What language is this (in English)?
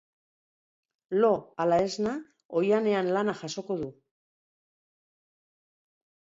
Basque